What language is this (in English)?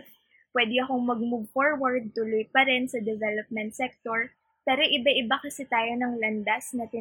Filipino